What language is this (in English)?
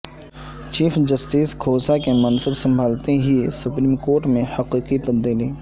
Urdu